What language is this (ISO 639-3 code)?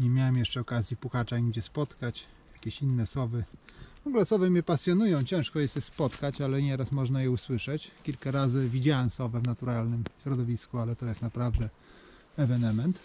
pol